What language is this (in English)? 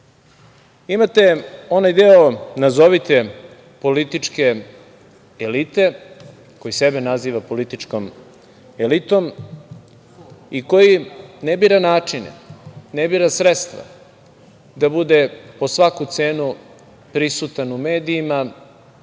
Serbian